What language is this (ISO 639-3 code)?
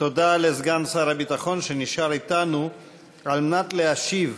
heb